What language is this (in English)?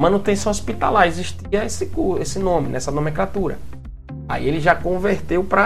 Portuguese